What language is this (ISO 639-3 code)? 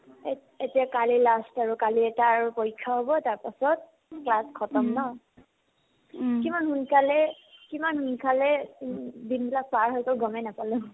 asm